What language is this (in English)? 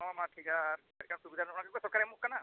Santali